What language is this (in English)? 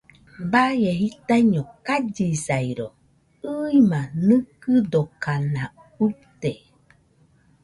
Nüpode Huitoto